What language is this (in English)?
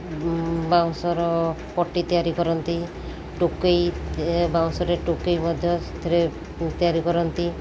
Odia